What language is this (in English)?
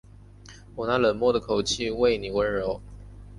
Chinese